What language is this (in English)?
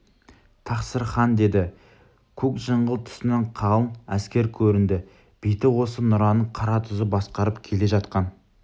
Kazakh